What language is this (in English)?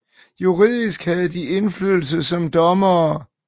Danish